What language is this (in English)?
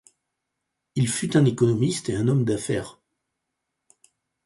French